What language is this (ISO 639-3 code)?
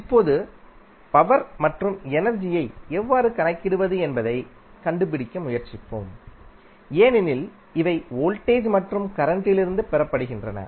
tam